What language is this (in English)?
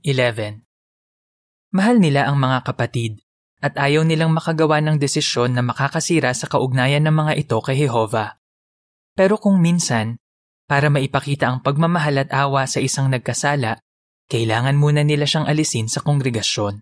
Filipino